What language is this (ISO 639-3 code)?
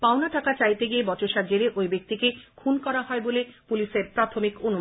ben